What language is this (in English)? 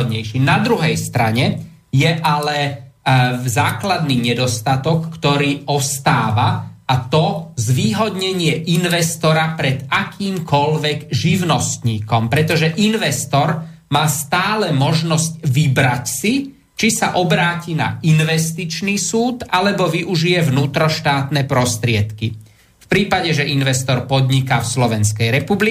Slovak